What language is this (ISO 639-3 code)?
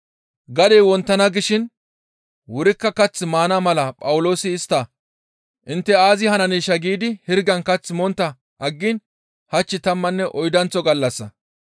gmv